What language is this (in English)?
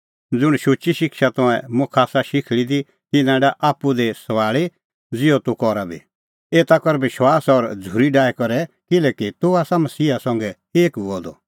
Kullu Pahari